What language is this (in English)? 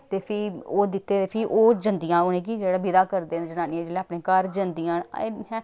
Dogri